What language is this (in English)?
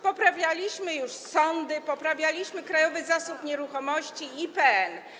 Polish